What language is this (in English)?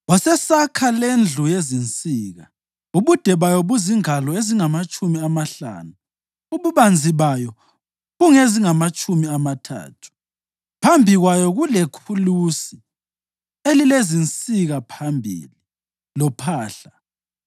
North Ndebele